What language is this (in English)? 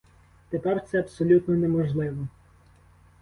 Ukrainian